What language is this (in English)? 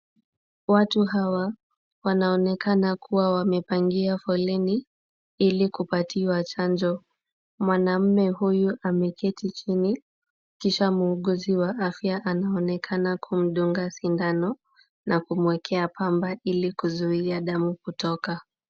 Swahili